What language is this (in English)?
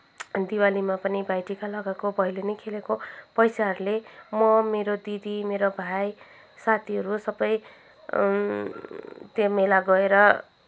Nepali